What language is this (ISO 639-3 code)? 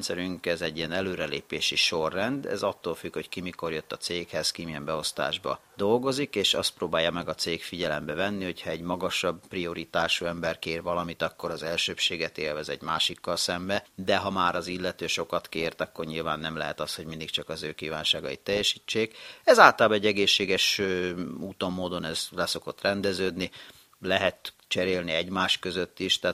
hun